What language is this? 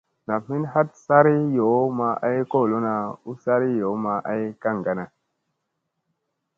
Musey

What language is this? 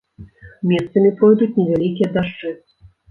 Belarusian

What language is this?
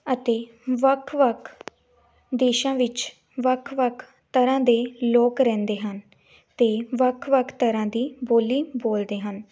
Punjabi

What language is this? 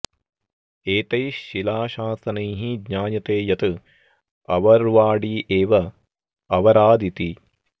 Sanskrit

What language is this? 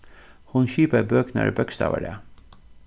Faroese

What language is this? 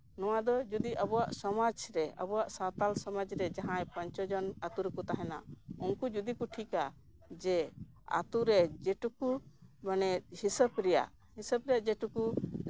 Santali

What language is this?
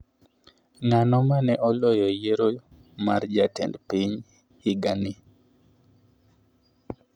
Luo (Kenya and Tanzania)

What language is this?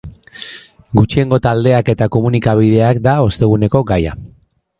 Basque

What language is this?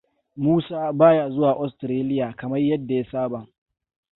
Hausa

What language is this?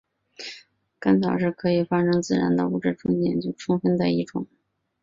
Chinese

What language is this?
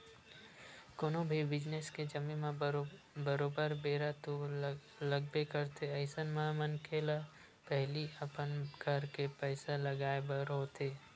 Chhattisgarhi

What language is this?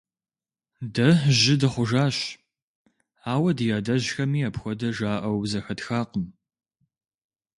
Kabardian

